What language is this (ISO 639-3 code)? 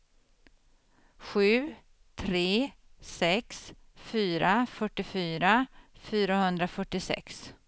swe